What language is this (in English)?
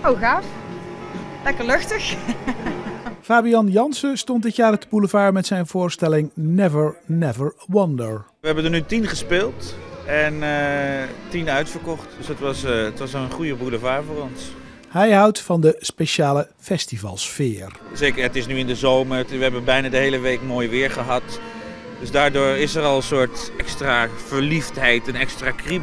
Dutch